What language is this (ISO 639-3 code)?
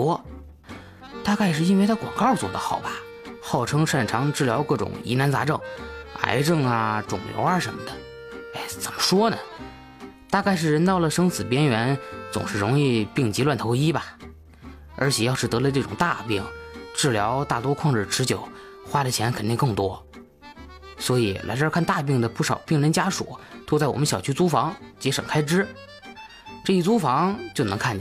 zho